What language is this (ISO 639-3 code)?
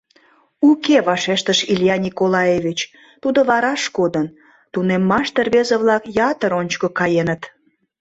chm